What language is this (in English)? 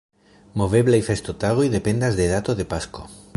Esperanto